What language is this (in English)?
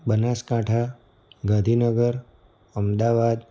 Gujarati